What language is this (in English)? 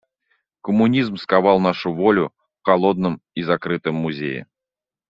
Russian